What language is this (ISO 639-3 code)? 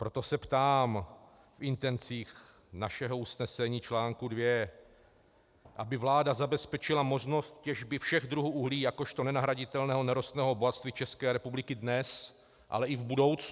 ces